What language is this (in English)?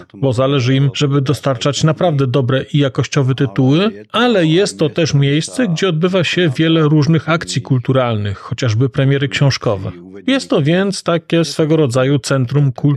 Polish